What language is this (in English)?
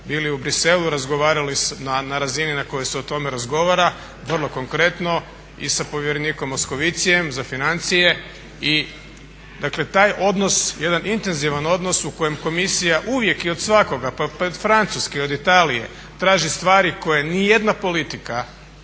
Croatian